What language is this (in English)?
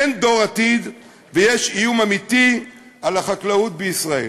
Hebrew